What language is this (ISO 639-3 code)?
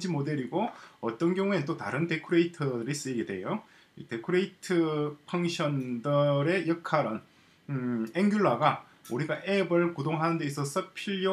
kor